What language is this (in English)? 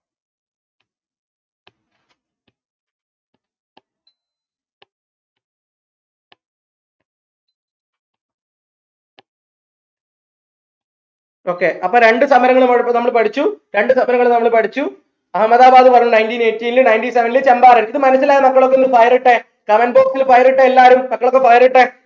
Malayalam